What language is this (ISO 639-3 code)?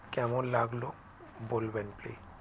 ben